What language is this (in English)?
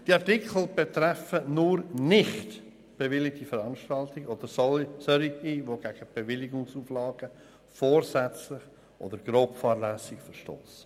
Swiss German